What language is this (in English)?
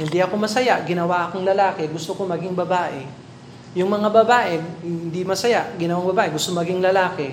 Filipino